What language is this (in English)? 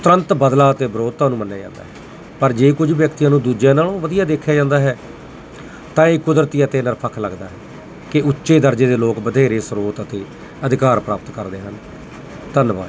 Punjabi